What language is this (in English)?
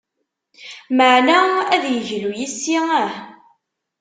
Kabyle